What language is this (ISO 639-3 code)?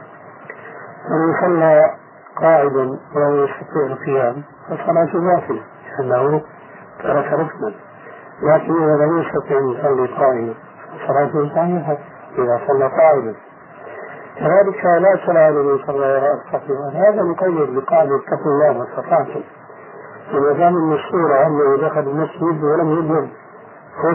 ara